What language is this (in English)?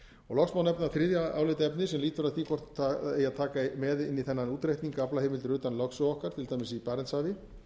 Icelandic